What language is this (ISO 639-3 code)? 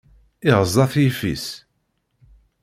kab